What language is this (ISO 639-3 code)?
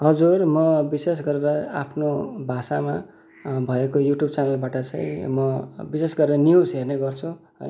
nep